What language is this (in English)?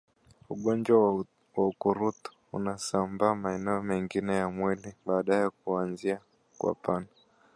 Swahili